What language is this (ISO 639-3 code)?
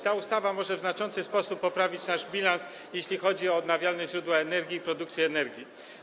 pol